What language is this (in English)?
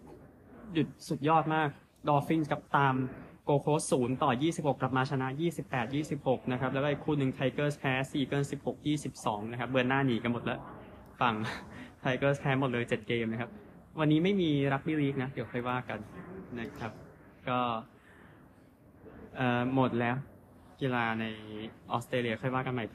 Thai